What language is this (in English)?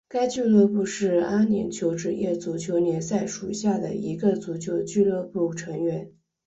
Chinese